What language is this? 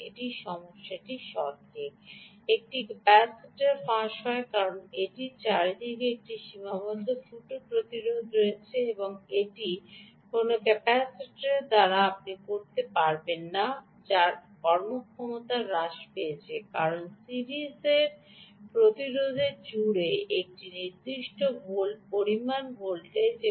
Bangla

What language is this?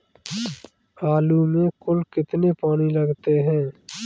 Hindi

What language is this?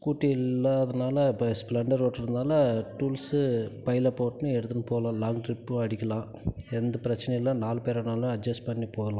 Tamil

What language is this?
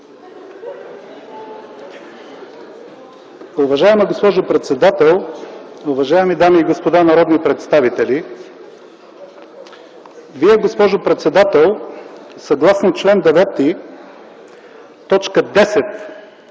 Bulgarian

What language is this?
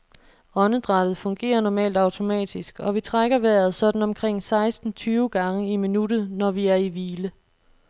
Danish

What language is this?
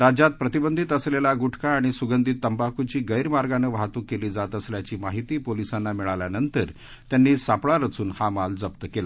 Marathi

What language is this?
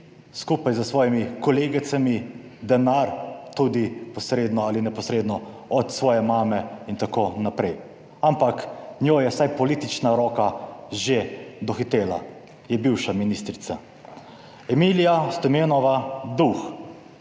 Slovenian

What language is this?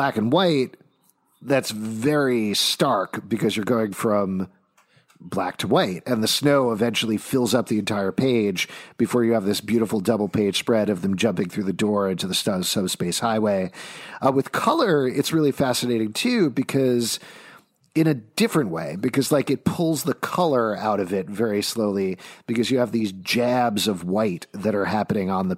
English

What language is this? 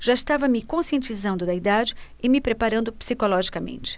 Portuguese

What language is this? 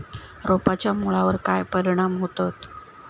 Marathi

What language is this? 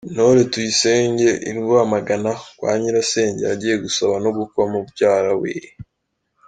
Kinyarwanda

